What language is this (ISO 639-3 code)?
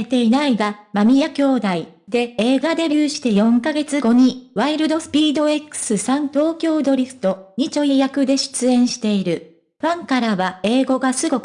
jpn